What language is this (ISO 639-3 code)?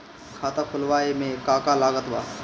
bho